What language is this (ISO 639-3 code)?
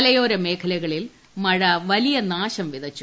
mal